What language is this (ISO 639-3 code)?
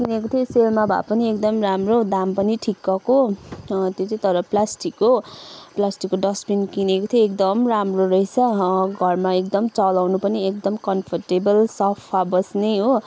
nep